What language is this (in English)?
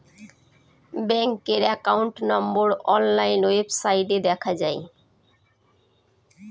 Bangla